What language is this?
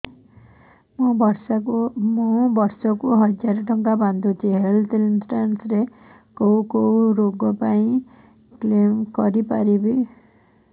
Odia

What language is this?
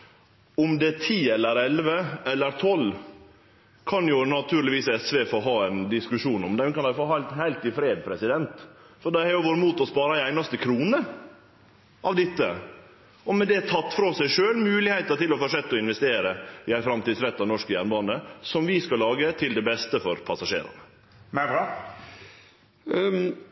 Norwegian Nynorsk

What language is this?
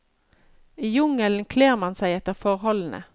Norwegian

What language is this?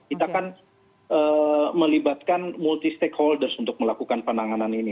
Indonesian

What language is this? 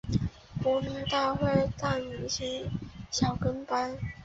Chinese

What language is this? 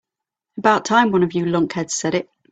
English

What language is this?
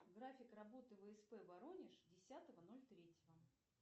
Russian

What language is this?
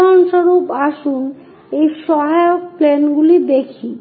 Bangla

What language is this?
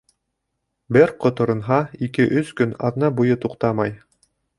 Bashkir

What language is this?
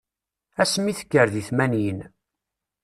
Kabyle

